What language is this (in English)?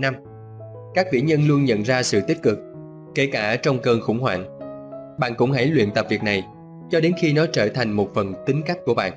Vietnamese